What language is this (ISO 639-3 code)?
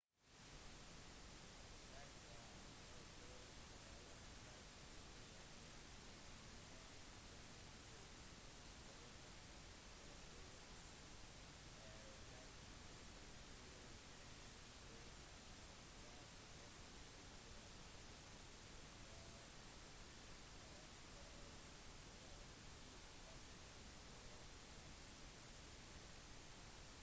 nob